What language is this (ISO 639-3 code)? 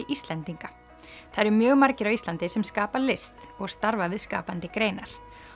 isl